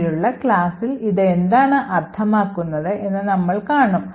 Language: Malayalam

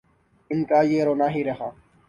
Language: Urdu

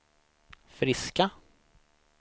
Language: Swedish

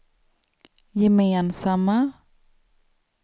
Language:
Swedish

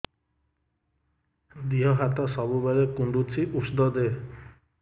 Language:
Odia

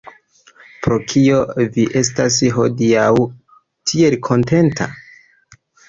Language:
Esperanto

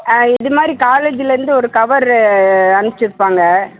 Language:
Tamil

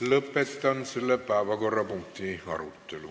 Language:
Estonian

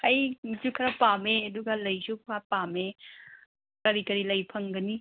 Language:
Manipuri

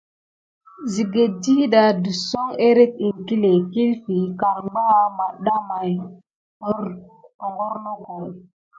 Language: Gidar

